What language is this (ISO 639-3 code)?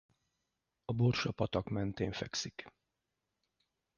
hun